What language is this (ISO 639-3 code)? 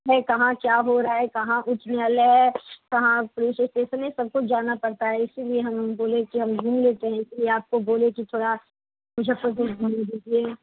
hin